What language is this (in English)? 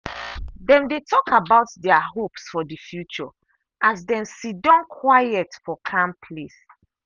Nigerian Pidgin